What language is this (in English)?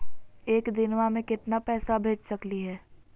Magahi